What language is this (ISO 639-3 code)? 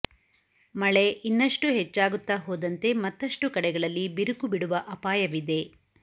kan